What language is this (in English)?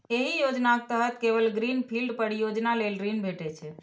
Maithili